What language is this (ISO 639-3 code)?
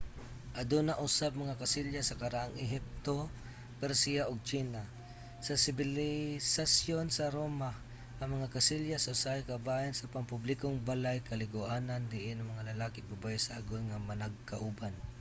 ceb